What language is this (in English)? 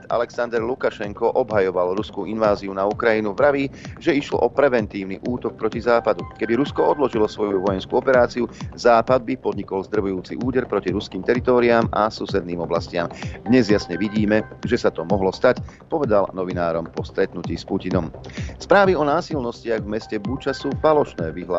Slovak